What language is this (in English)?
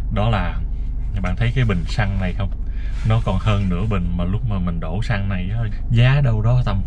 Vietnamese